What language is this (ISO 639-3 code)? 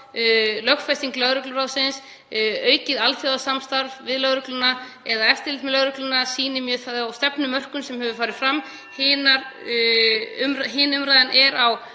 isl